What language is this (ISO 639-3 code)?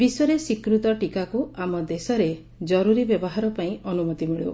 ori